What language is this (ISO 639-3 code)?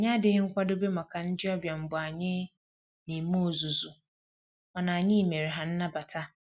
ibo